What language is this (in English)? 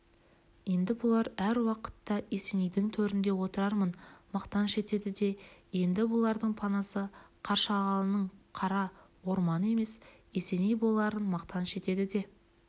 Kazakh